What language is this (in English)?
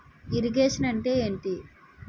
Telugu